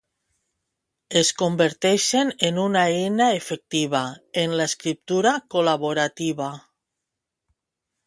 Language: Catalan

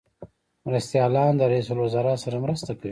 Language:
Pashto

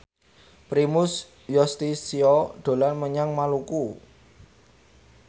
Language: Javanese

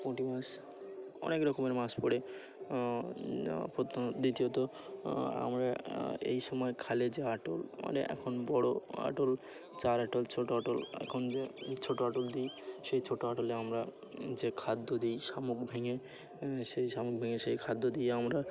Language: Bangla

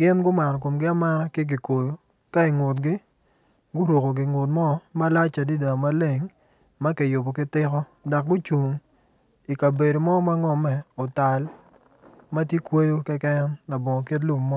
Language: Acoli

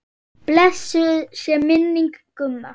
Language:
Icelandic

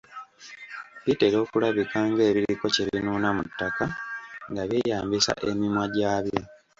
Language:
Ganda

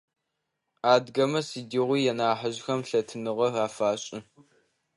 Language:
Adyghe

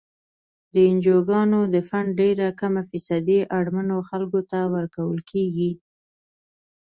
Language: Pashto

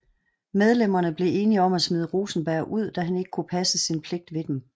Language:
Danish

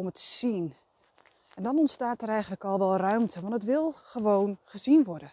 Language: Dutch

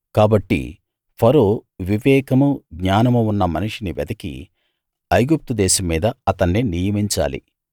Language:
Telugu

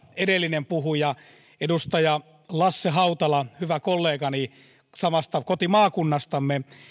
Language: Finnish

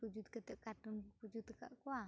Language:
Santali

